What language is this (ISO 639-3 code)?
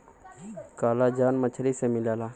bho